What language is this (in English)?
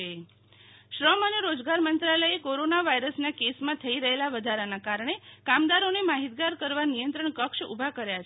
Gujarati